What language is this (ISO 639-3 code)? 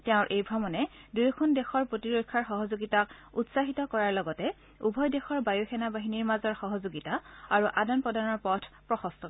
asm